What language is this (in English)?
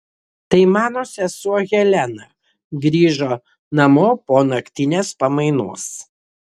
Lithuanian